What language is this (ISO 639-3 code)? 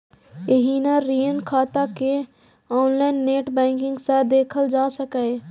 mai